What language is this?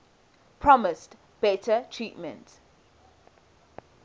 English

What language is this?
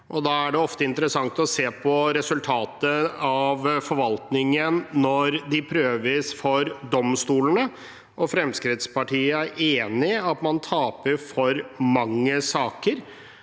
Norwegian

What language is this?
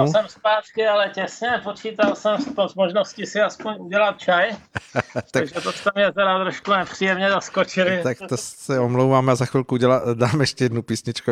Czech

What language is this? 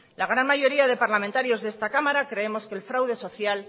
Spanish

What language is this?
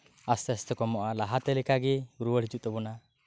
Santali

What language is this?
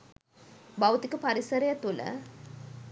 Sinhala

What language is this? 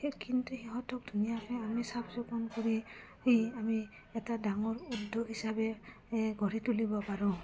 Assamese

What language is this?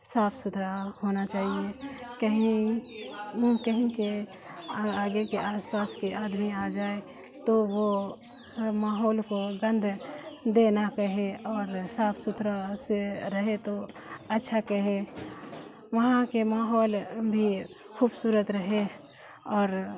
Urdu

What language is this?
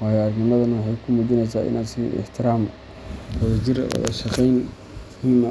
Somali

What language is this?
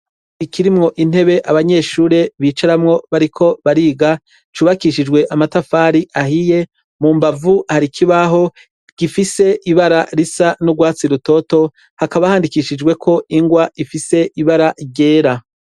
Rundi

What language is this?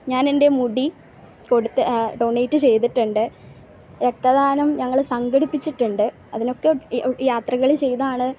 Malayalam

